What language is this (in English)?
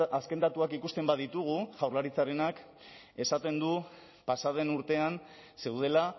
Basque